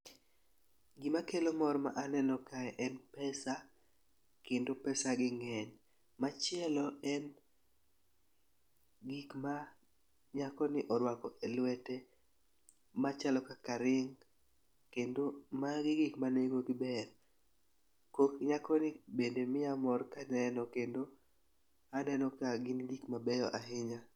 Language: Luo (Kenya and Tanzania)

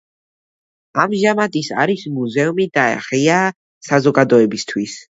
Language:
Georgian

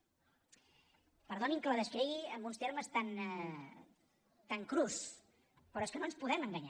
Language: Catalan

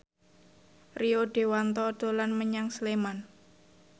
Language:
Javanese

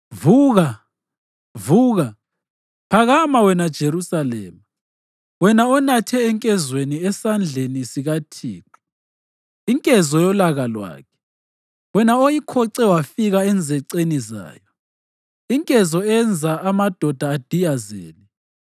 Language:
North Ndebele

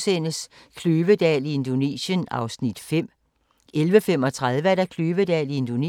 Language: Danish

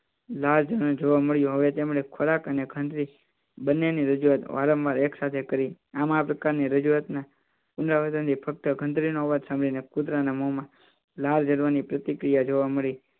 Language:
Gujarati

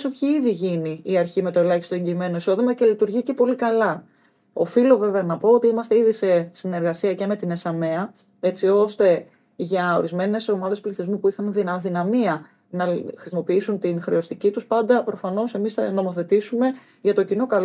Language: Greek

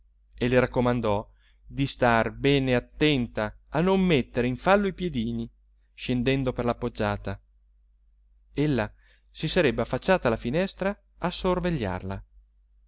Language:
Italian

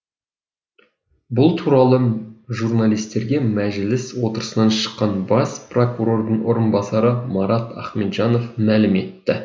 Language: Kazakh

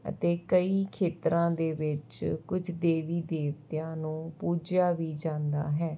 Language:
Punjabi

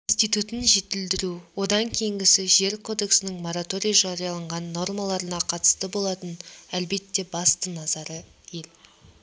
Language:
Kazakh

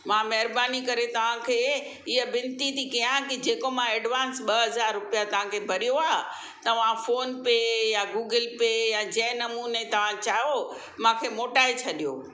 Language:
Sindhi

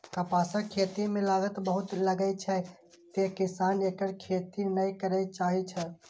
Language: Maithili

